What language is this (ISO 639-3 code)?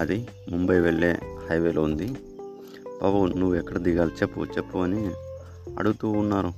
tel